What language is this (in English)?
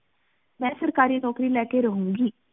Punjabi